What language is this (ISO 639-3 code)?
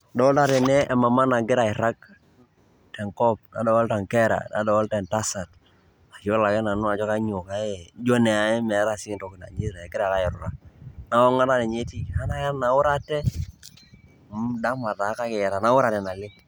mas